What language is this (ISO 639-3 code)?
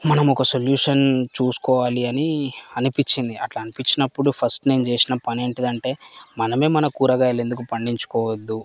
tel